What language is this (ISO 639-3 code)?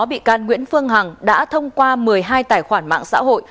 vie